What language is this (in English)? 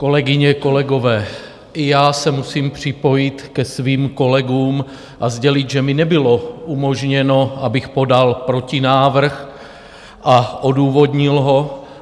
Czech